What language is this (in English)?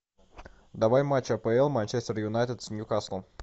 Russian